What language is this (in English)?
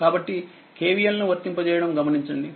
Telugu